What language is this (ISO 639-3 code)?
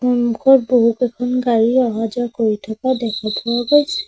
asm